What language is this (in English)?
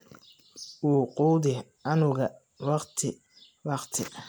Somali